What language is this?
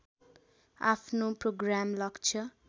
Nepali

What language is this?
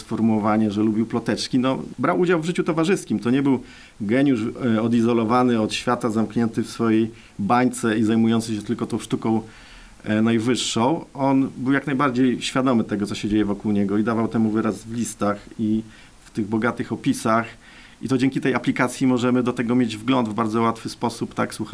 Polish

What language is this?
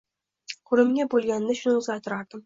Uzbek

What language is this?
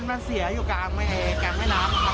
Thai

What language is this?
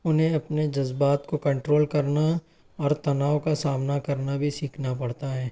Urdu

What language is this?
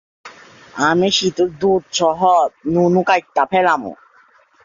Bangla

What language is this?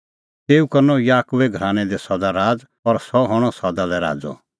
Kullu Pahari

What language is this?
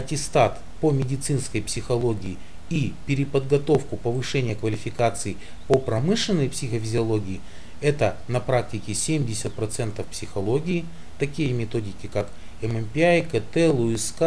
Russian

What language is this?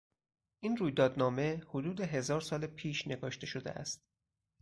Persian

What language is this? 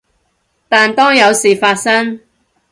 Cantonese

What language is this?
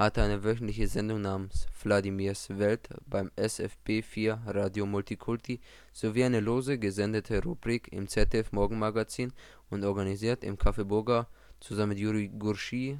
German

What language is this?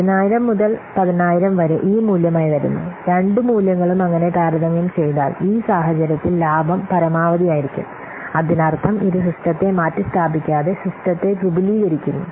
Malayalam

